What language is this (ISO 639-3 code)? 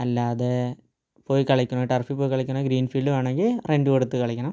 mal